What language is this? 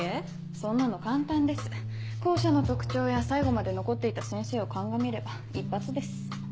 Japanese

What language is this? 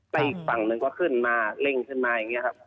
Thai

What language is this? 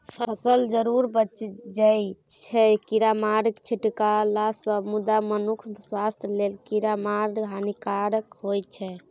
Maithili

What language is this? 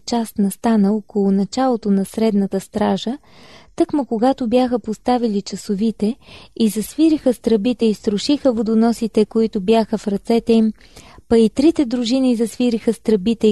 Bulgarian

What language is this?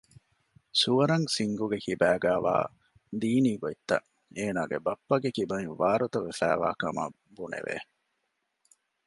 Divehi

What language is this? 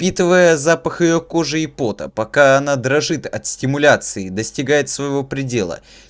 Russian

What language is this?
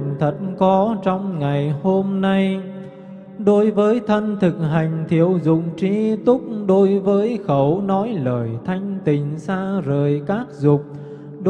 Vietnamese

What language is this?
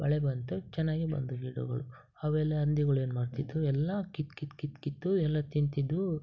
Kannada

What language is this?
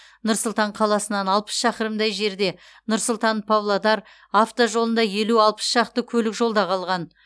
Kazakh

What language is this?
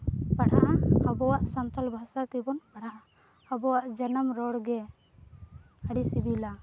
Santali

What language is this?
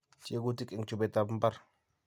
Kalenjin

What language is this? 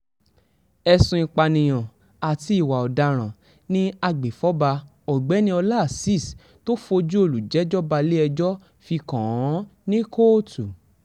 Yoruba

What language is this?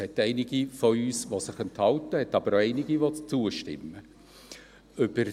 Swiss German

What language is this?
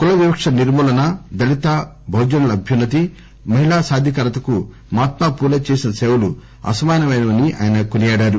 Telugu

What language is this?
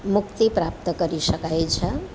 Gujarati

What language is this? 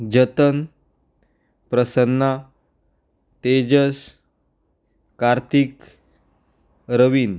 Konkani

